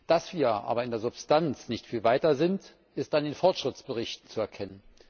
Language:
German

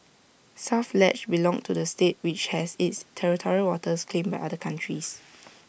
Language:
English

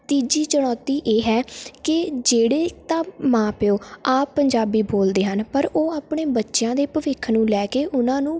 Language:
Punjabi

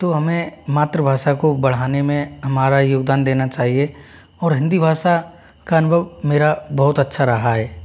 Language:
Hindi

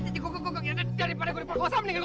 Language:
Indonesian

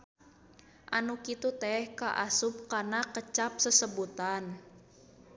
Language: Sundanese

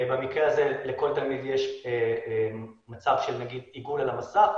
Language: Hebrew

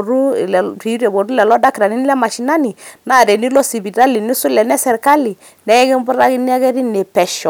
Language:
Masai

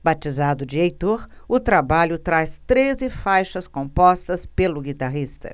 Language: Portuguese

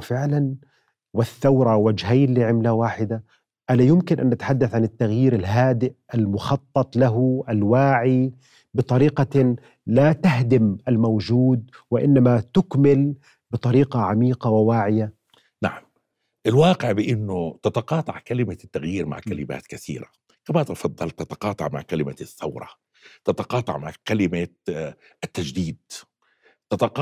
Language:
Arabic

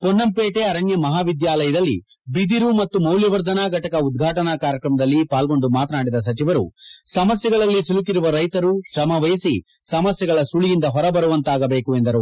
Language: Kannada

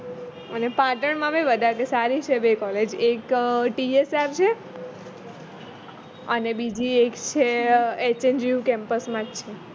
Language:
Gujarati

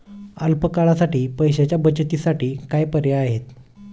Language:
Marathi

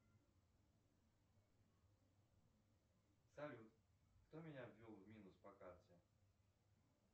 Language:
Russian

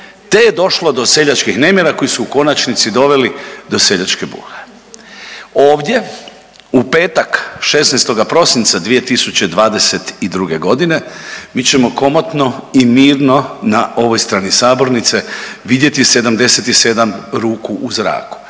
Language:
Croatian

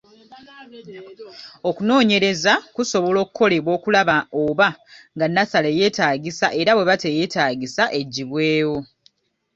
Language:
Ganda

